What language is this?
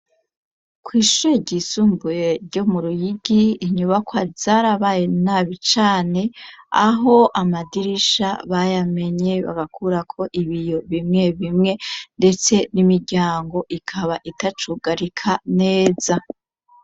Rundi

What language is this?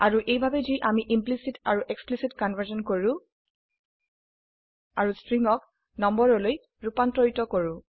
Assamese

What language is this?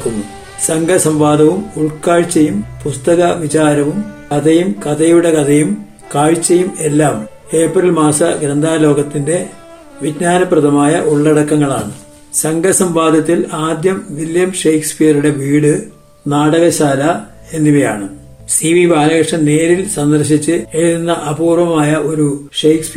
Malayalam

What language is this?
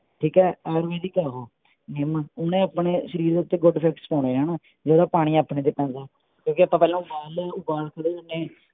Punjabi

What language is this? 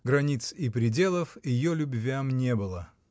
Russian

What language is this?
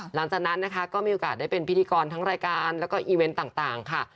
Thai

